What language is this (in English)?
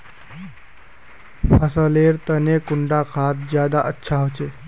Magahi